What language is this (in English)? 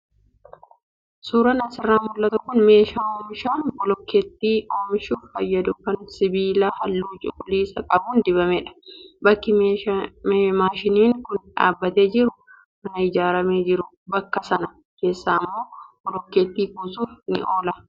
Oromo